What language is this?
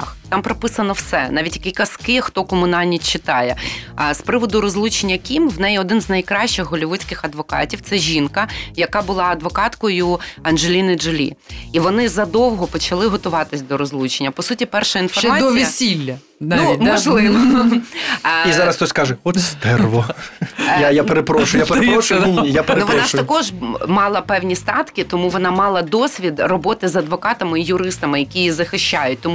Ukrainian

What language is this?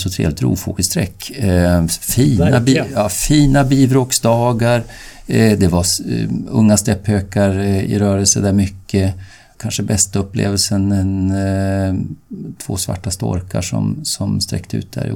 Swedish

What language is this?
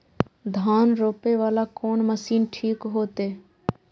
Maithili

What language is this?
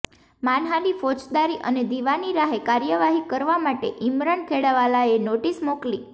Gujarati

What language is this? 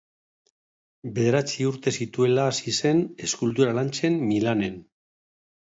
Basque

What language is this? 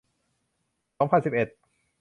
Thai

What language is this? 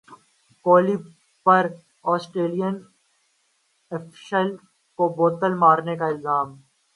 Urdu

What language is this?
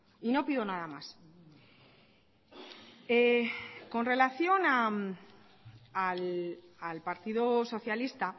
Spanish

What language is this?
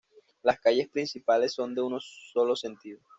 Spanish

